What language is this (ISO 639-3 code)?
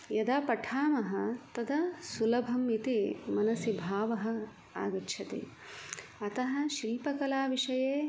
san